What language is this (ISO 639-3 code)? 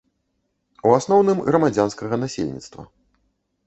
bel